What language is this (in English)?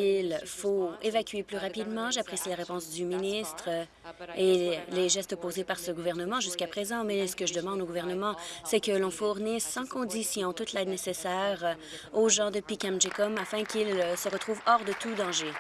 French